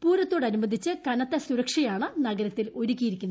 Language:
Malayalam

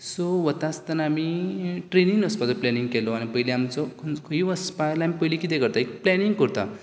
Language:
Konkani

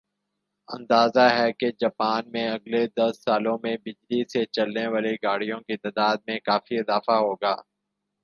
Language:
Urdu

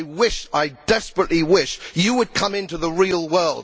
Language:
English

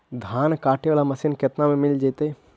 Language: Magahi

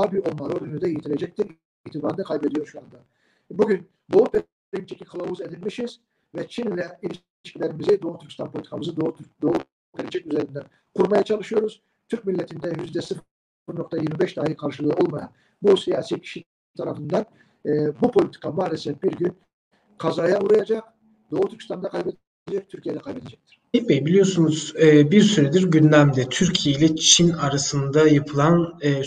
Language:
Turkish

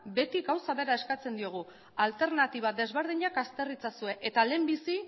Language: Basque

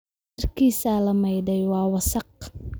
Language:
Somali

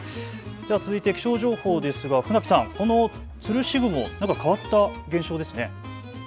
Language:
Japanese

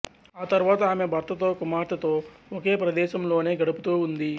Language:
Telugu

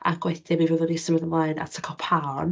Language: Welsh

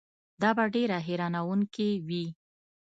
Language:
Pashto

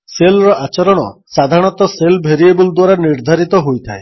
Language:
Odia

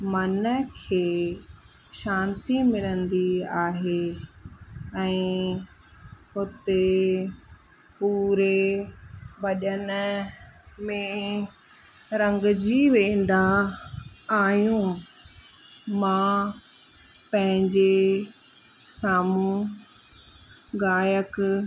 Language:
Sindhi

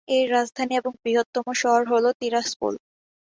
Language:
Bangla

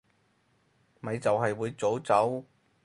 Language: Cantonese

